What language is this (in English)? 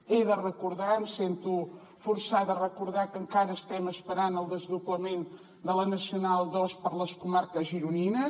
Catalan